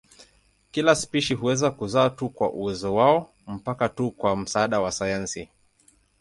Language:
Swahili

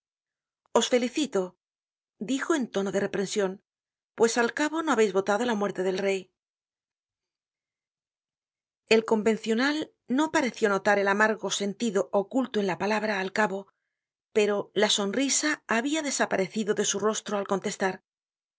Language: Spanish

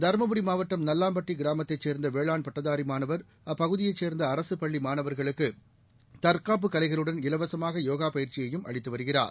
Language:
Tamil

